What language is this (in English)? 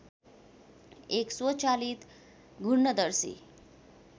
Nepali